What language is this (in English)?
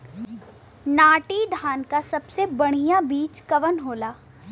Bhojpuri